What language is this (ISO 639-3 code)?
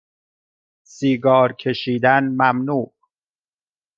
fas